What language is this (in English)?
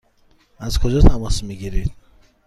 Persian